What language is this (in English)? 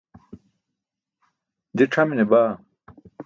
Burushaski